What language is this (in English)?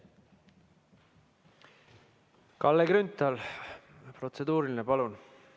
Estonian